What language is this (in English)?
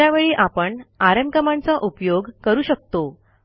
Marathi